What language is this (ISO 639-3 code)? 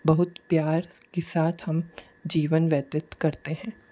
hin